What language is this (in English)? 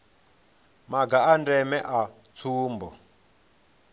Venda